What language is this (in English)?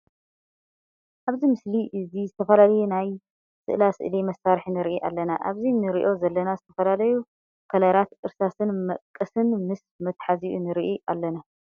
Tigrinya